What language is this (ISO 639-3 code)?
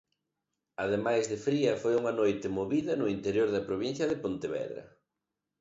glg